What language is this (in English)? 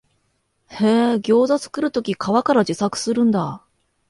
Japanese